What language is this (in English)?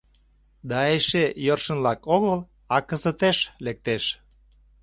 Mari